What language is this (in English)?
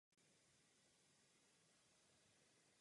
Czech